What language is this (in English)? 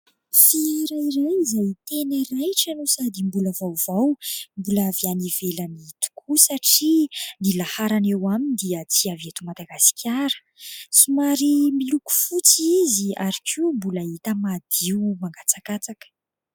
Malagasy